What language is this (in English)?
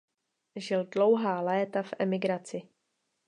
Czech